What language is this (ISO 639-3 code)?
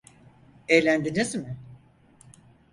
tur